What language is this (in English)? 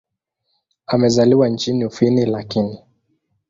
Swahili